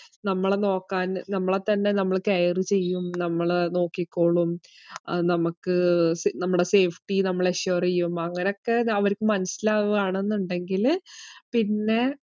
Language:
Malayalam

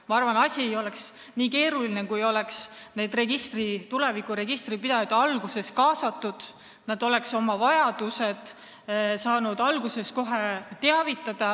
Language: Estonian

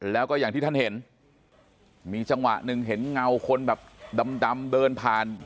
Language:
Thai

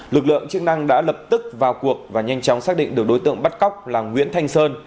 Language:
Vietnamese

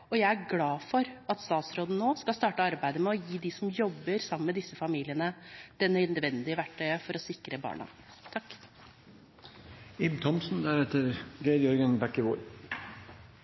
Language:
Norwegian Bokmål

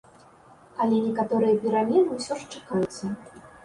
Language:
Belarusian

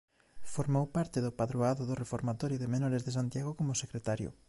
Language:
Galician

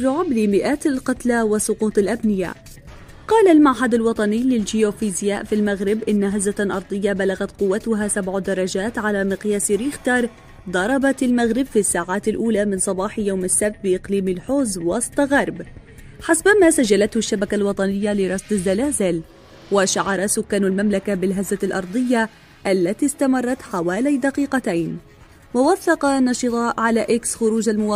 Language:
Arabic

